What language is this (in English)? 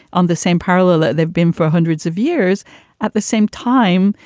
English